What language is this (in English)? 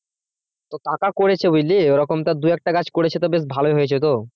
Bangla